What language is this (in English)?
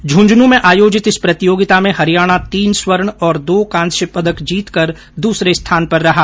Hindi